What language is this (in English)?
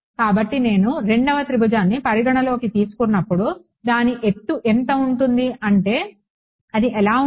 Telugu